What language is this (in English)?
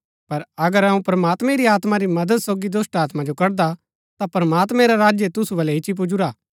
Gaddi